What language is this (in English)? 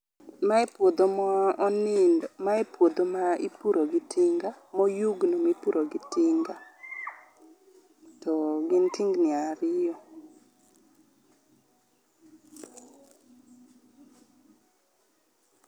Luo (Kenya and Tanzania)